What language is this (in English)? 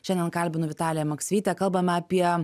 Lithuanian